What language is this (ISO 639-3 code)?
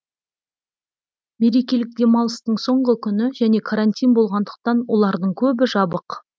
kaz